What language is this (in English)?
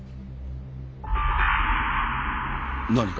Japanese